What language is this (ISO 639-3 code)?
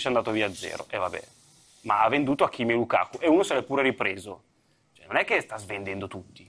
ita